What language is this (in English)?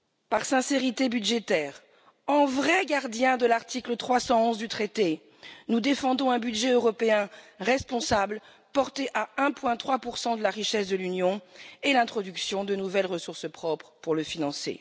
French